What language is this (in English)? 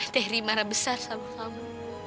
Indonesian